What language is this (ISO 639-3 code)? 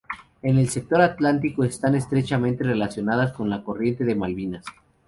spa